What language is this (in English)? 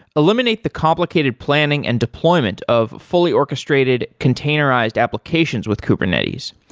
English